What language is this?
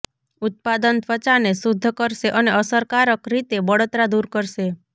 Gujarati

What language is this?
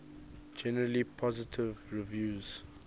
English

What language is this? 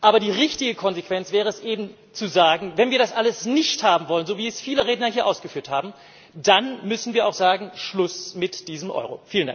German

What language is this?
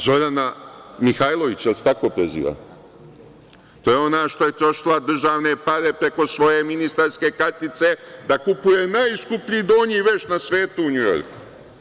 Serbian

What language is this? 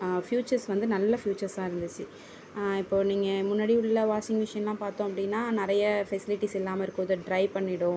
Tamil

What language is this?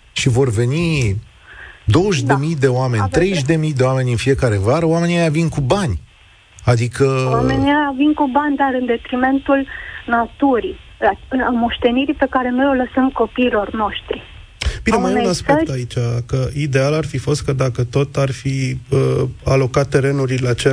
Romanian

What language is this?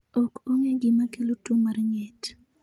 Luo (Kenya and Tanzania)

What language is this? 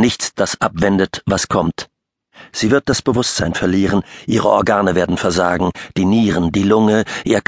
German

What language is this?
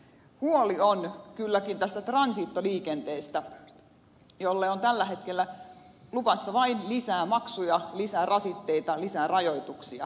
Finnish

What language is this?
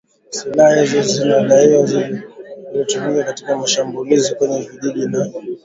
Swahili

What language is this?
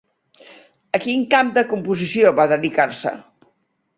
Catalan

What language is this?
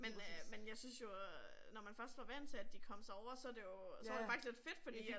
Danish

